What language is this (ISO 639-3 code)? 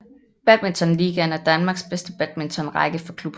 dan